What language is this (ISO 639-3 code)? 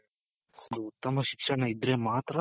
kan